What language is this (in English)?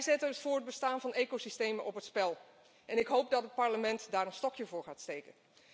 Dutch